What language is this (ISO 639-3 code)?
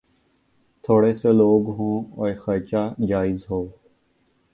urd